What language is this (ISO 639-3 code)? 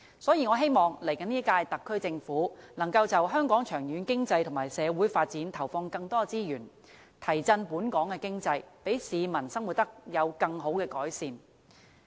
yue